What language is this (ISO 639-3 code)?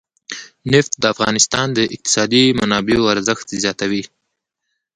pus